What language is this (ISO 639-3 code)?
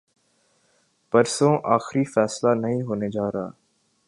urd